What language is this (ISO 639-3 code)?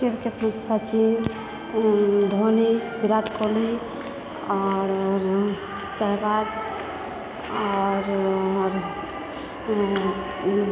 mai